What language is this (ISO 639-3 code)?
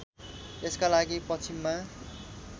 nep